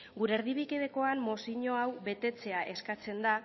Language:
Basque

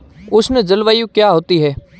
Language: Hindi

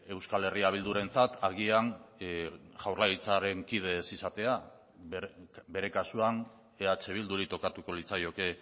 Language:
Basque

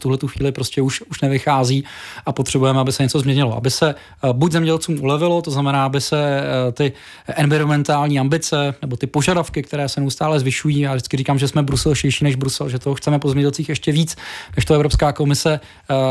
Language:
Czech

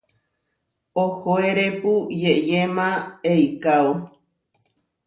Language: Huarijio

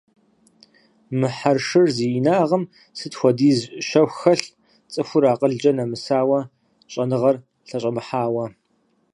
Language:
Kabardian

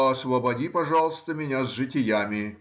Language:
Russian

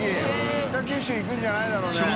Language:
Japanese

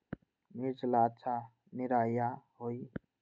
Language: Magahi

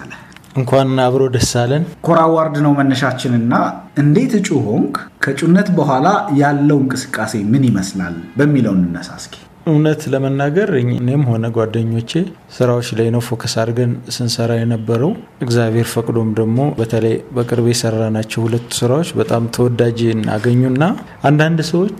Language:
Amharic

